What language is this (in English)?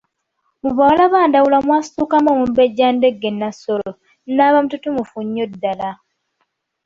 Ganda